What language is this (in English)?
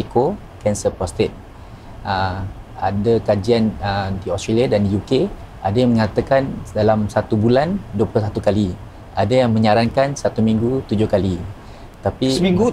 Malay